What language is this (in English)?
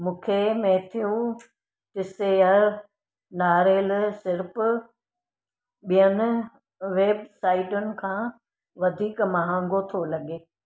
Sindhi